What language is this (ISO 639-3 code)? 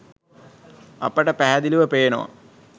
sin